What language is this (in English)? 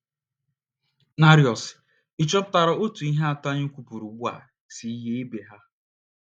Igbo